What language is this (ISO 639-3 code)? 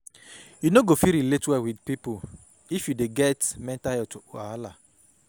pcm